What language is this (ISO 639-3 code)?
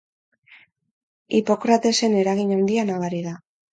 eus